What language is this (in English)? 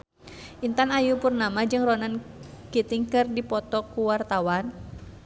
Sundanese